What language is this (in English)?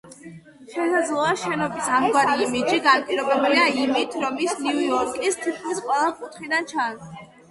Georgian